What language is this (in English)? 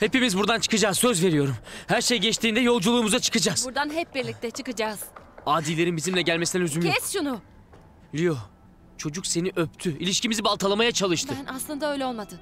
Turkish